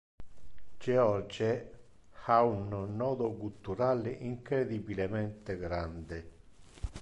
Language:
Interlingua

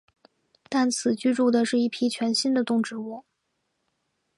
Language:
Chinese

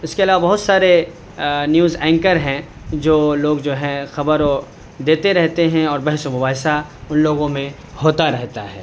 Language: Urdu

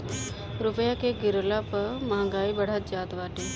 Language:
Bhojpuri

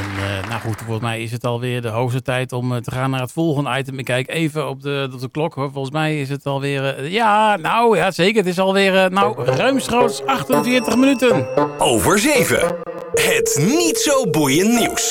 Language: Dutch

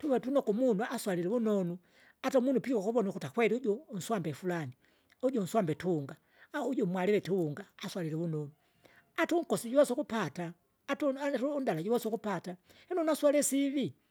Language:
Kinga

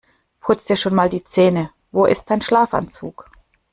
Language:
German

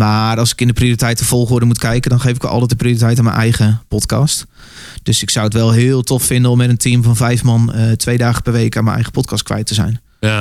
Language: Dutch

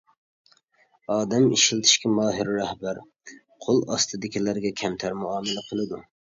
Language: Uyghur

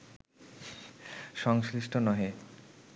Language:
Bangla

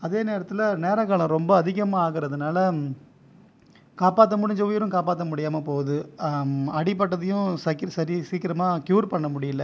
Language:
Tamil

